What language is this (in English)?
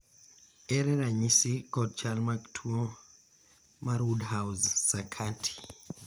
Luo (Kenya and Tanzania)